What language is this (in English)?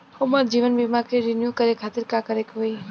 Bhojpuri